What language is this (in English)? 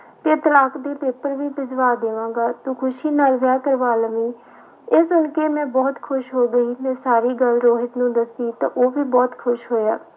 Punjabi